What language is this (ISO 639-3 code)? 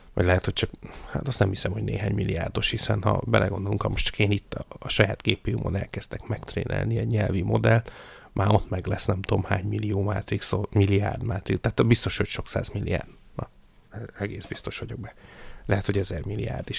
hun